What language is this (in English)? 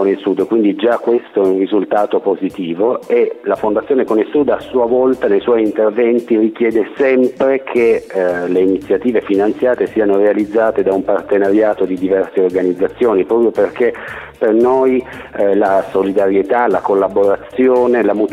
Italian